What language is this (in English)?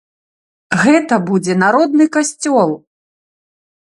Belarusian